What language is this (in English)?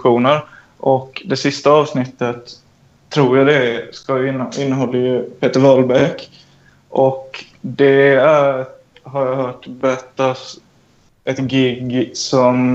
Swedish